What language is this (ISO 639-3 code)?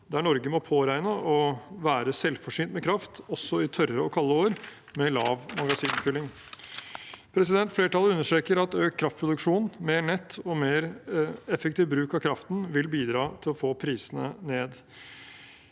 nor